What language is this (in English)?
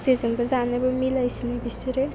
Bodo